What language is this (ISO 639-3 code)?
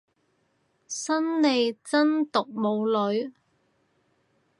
yue